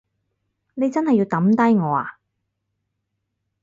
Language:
Cantonese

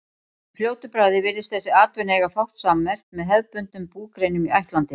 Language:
Icelandic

